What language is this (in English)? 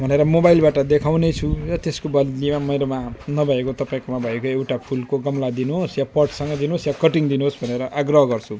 Nepali